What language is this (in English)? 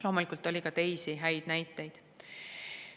Estonian